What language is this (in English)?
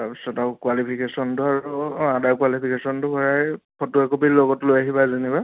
Assamese